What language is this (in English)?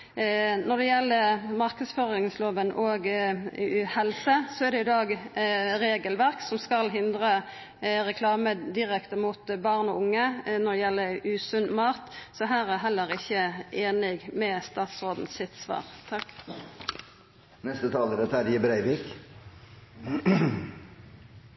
Norwegian Nynorsk